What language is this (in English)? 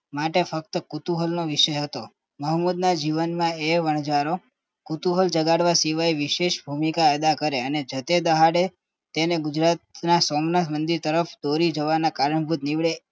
Gujarati